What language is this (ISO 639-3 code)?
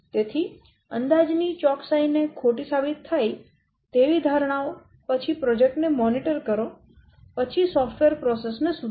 guj